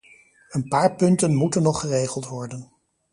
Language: Dutch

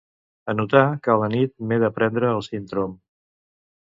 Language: Catalan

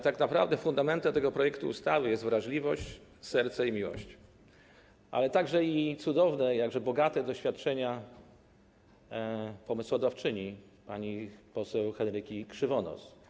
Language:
Polish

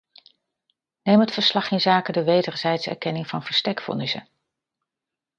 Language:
Dutch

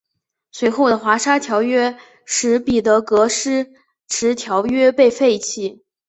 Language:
Chinese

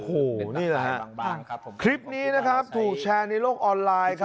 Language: Thai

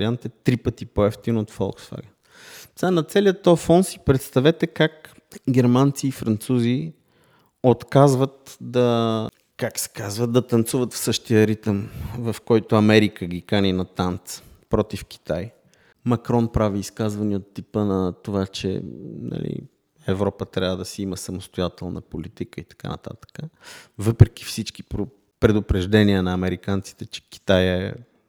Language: Bulgarian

